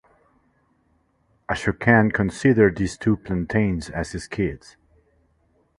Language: English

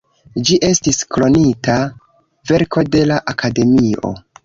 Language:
Esperanto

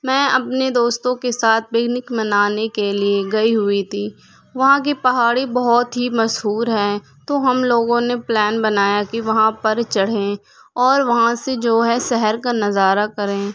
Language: Urdu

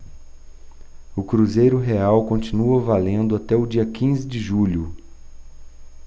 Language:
Portuguese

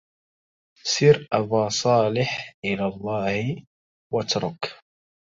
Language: Arabic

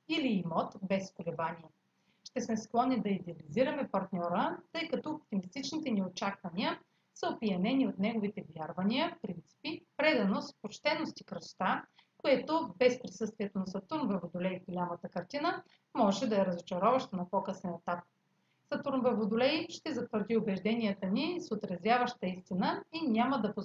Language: Bulgarian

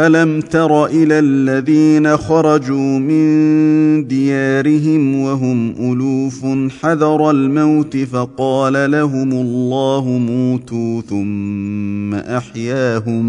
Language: Arabic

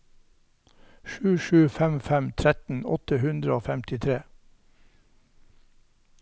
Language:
Norwegian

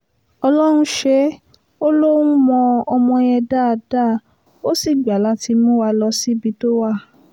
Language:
Yoruba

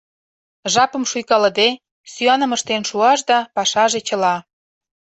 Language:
Mari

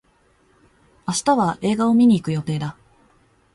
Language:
Japanese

